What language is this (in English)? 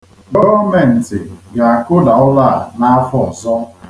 Igbo